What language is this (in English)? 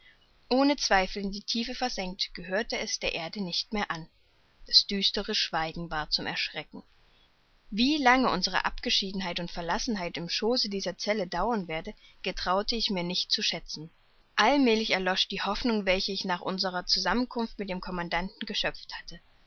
German